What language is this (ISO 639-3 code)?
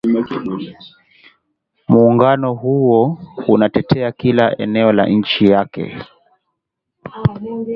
swa